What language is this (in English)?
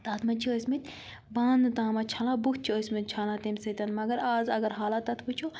Kashmiri